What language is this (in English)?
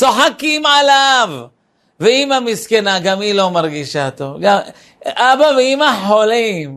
Hebrew